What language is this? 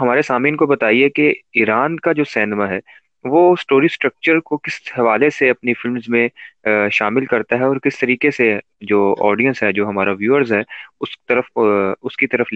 Urdu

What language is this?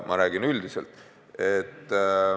Estonian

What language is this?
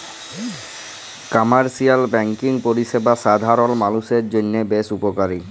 Bangla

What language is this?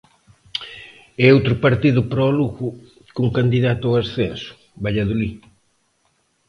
Galician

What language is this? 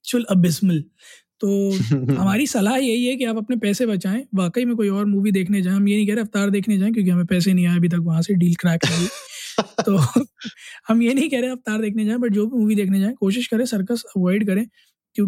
Hindi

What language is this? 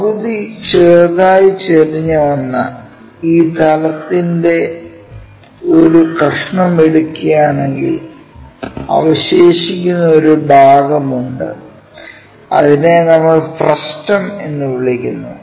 Malayalam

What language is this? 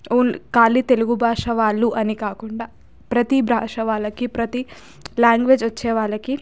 Telugu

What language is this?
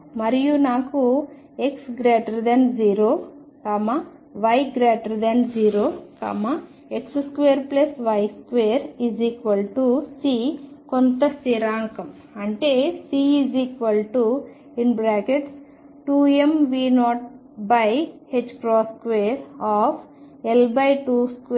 Telugu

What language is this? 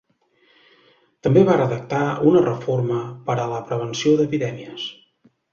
Catalan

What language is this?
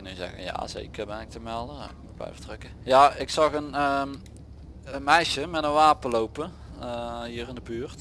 Dutch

